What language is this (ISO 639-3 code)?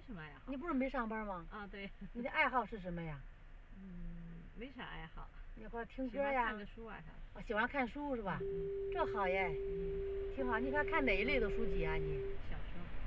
zho